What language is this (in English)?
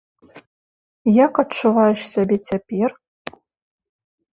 Belarusian